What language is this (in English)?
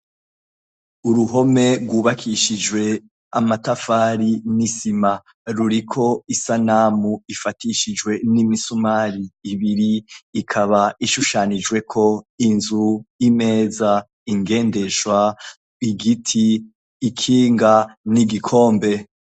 Rundi